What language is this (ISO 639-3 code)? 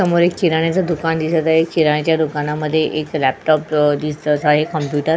mar